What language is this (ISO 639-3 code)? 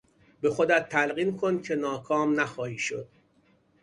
fas